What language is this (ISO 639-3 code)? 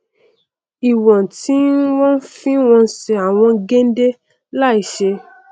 yor